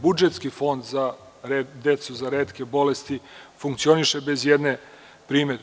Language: Serbian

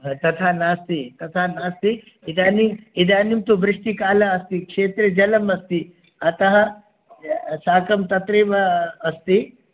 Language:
Sanskrit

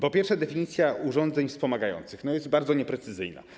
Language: Polish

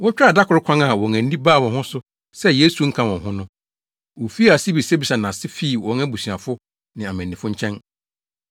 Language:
Akan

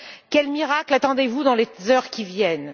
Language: French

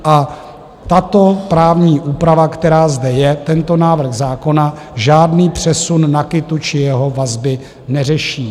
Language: Czech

